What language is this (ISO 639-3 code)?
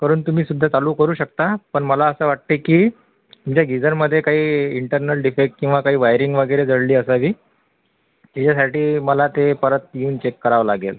mar